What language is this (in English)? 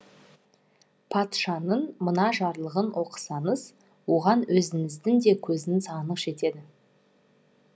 Kazakh